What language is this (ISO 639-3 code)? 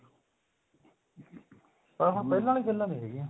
pan